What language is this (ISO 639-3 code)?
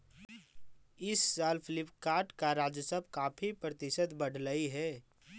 mag